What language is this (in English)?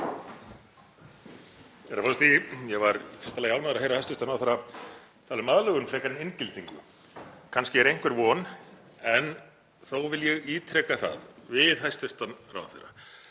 Icelandic